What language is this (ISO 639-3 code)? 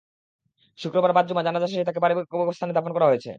ben